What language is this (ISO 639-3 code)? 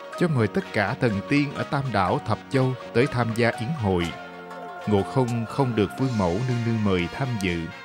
vie